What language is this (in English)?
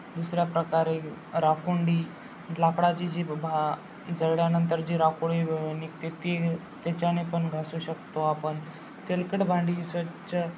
Marathi